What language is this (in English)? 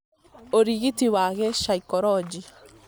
Kikuyu